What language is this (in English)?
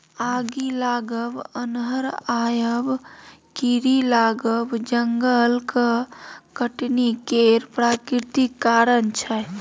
Maithili